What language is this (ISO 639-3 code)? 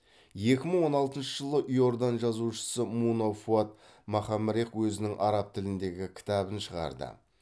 kaz